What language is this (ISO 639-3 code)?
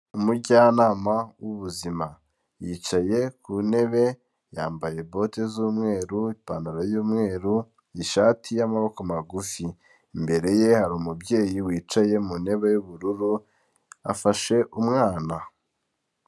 kin